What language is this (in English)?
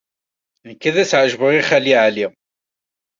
Kabyle